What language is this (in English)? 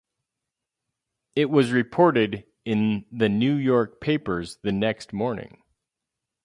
English